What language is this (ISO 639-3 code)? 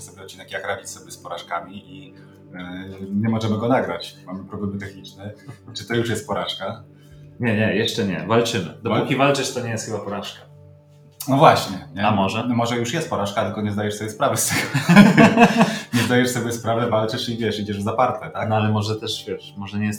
pol